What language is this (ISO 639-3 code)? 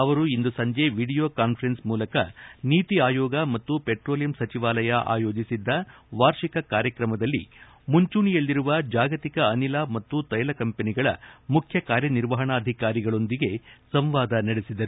kan